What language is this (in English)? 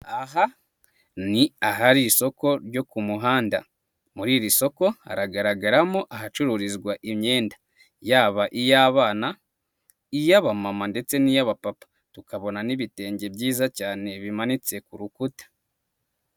Kinyarwanda